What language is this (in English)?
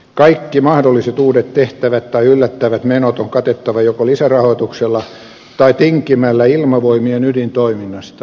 Finnish